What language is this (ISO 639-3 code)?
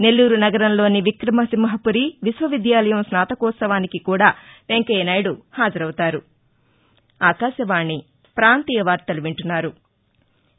tel